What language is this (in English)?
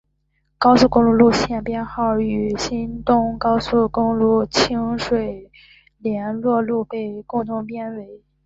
Chinese